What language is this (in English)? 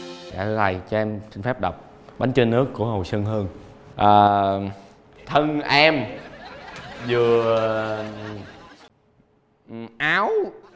Vietnamese